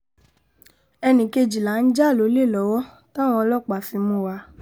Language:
Yoruba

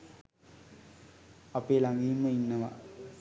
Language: Sinhala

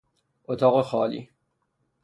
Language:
Persian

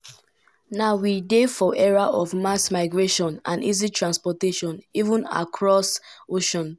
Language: Nigerian Pidgin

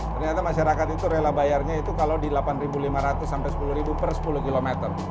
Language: Indonesian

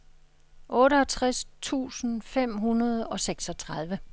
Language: Danish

